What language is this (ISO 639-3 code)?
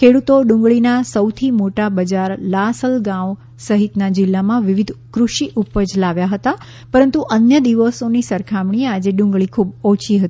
guj